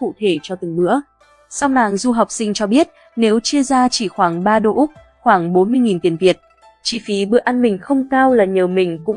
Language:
Vietnamese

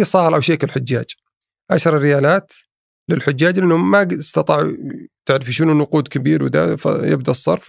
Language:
Arabic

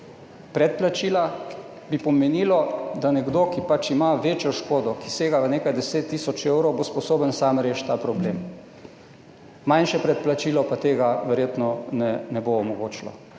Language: Slovenian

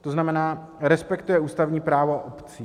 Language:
Czech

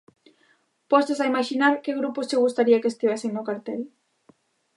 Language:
Galician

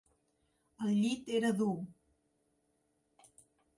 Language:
Catalan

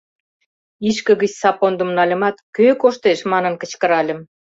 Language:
Mari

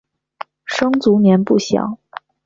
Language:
Chinese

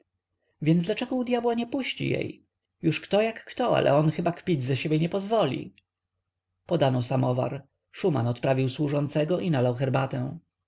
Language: Polish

